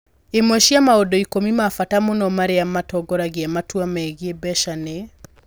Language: Kikuyu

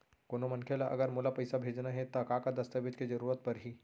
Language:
Chhattisgarhi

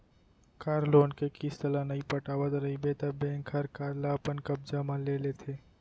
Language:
Chhattisgarhi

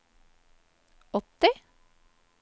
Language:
Norwegian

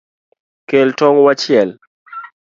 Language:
Luo (Kenya and Tanzania)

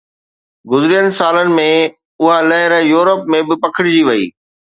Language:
Sindhi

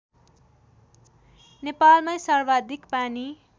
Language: Nepali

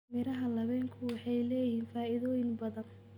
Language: Somali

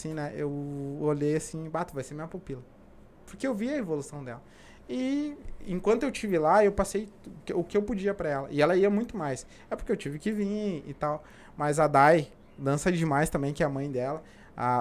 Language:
Portuguese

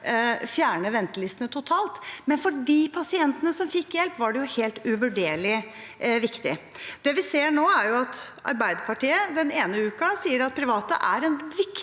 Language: Norwegian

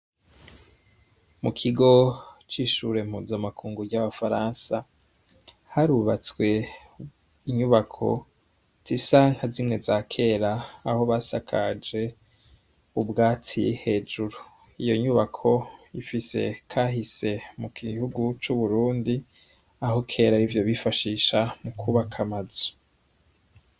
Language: Rundi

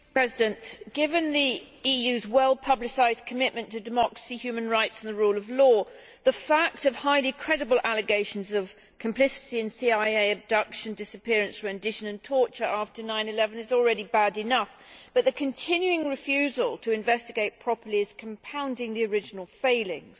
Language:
English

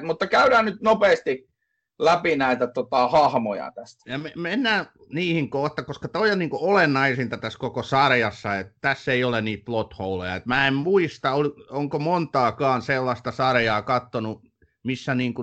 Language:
Finnish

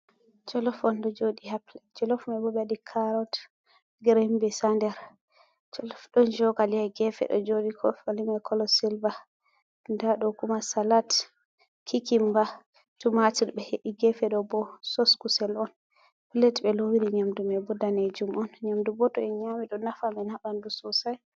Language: Fula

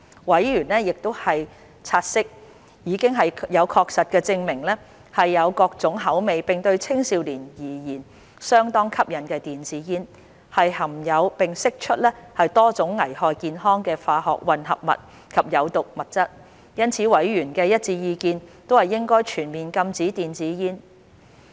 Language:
Cantonese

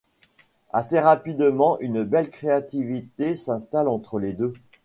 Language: French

